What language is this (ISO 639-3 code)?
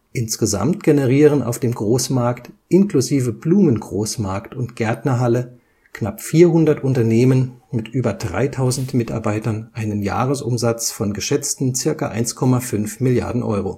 deu